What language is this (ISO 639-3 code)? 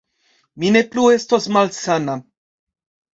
epo